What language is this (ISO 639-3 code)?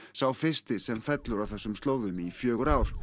isl